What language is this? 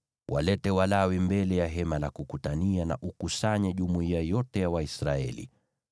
Swahili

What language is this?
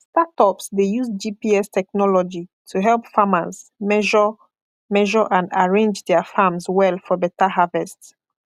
Nigerian Pidgin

